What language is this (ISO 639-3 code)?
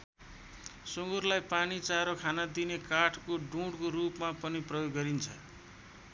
nep